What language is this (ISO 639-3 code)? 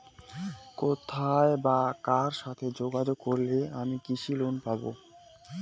ben